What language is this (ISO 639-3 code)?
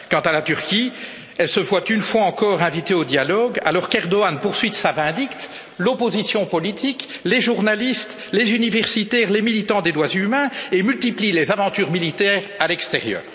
fra